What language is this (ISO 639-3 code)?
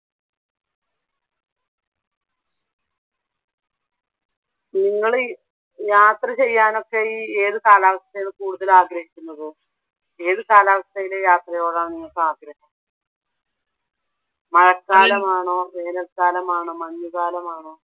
mal